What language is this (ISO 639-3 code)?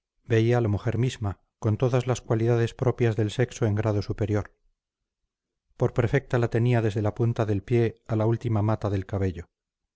spa